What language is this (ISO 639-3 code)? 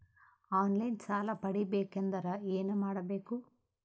kan